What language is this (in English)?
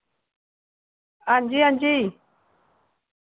Dogri